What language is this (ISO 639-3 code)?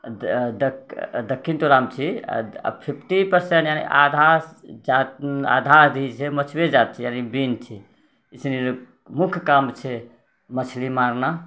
mai